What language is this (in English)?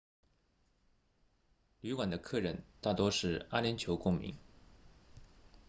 Chinese